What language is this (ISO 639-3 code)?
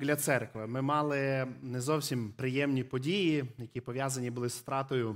ukr